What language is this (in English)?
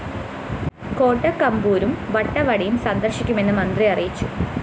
Malayalam